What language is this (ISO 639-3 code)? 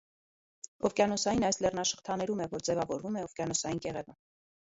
hye